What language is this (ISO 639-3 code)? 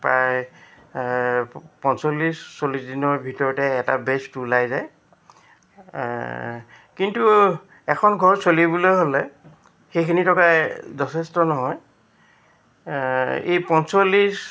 asm